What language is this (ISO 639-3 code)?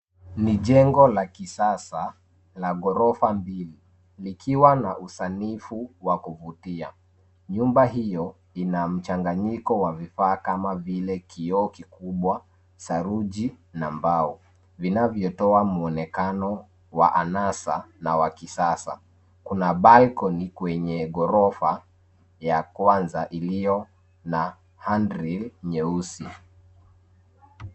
swa